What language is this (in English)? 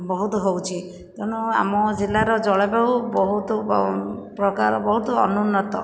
Odia